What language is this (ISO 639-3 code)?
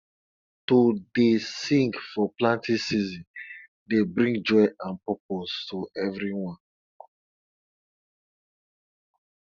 pcm